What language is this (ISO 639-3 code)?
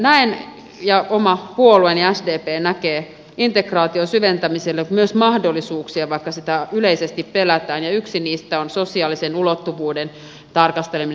fin